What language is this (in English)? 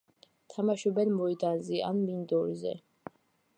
Georgian